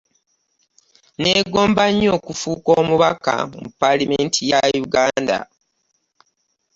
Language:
Ganda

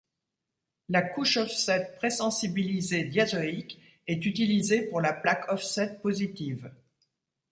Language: French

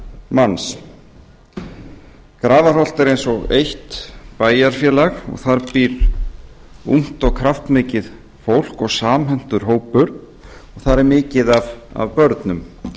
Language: Icelandic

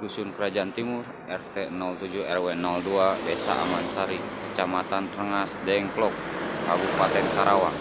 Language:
Indonesian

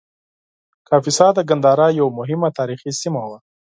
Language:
Pashto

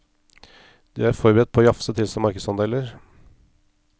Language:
Norwegian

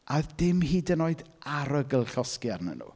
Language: Welsh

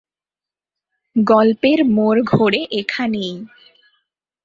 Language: Bangla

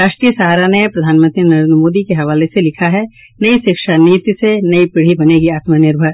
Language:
Hindi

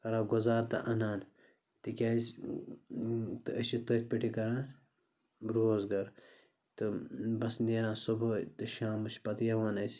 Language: Kashmiri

